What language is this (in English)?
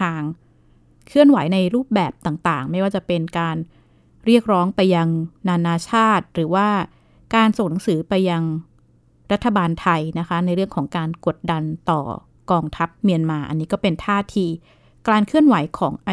Thai